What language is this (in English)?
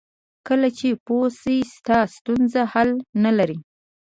Pashto